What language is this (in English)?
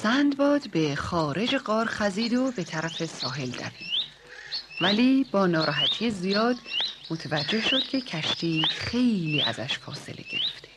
Persian